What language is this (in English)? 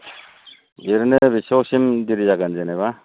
Bodo